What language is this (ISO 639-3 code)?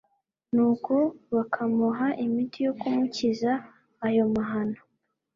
kin